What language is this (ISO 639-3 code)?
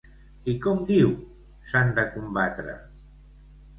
cat